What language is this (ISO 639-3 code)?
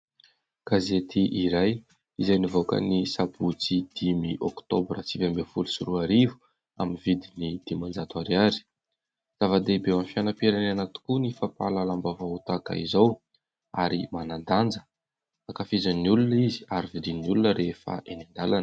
mlg